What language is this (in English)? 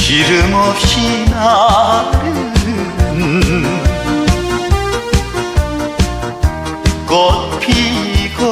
Korean